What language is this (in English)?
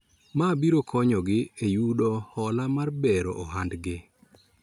Luo (Kenya and Tanzania)